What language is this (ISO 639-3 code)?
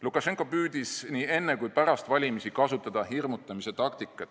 est